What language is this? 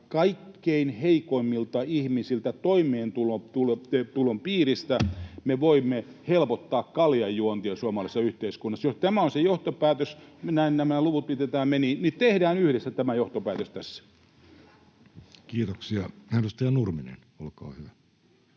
Finnish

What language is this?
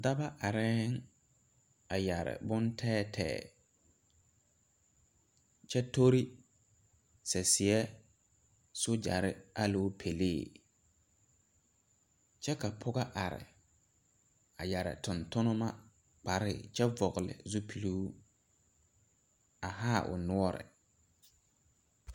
Southern Dagaare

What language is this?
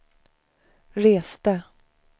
Swedish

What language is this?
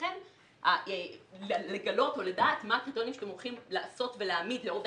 Hebrew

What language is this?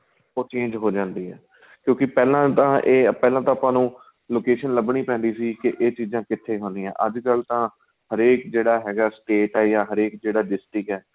Punjabi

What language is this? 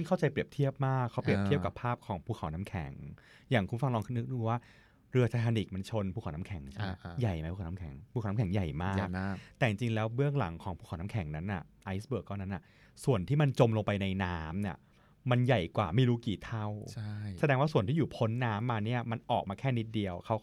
Thai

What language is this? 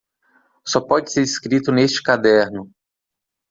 Portuguese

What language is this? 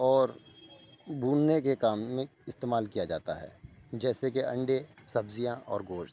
Urdu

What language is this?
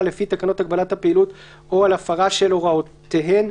Hebrew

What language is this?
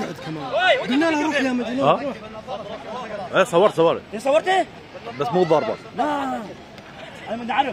Arabic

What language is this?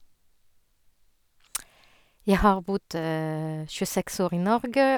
Norwegian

